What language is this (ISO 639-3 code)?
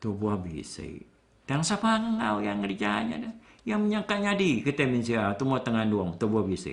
msa